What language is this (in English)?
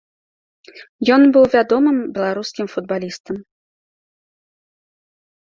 Belarusian